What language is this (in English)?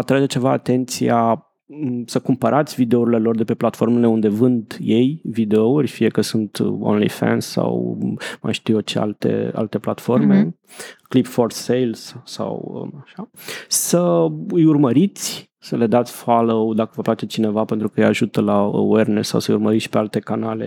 Romanian